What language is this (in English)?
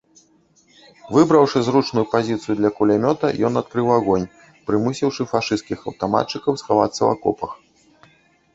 Belarusian